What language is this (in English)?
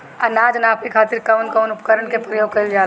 Bhojpuri